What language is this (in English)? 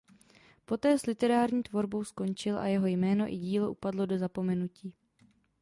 Czech